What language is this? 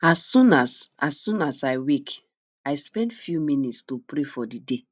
Nigerian Pidgin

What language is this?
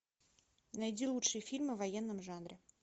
Russian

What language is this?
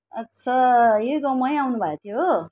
Nepali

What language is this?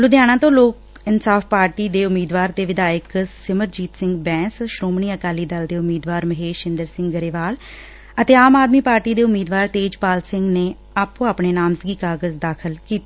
Punjabi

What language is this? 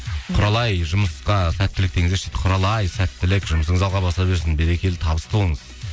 Kazakh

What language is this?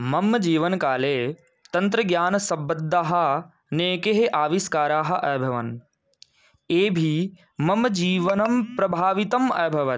Sanskrit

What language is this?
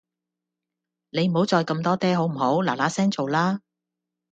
Cantonese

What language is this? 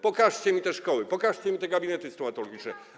Polish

